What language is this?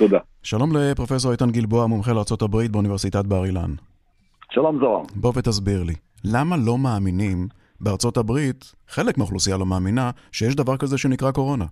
Hebrew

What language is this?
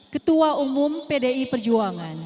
Indonesian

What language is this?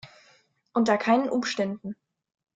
German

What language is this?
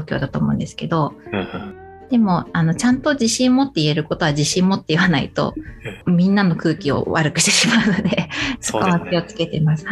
Japanese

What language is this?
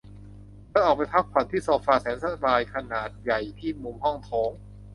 Thai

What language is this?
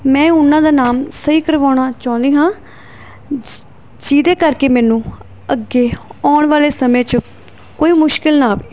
Punjabi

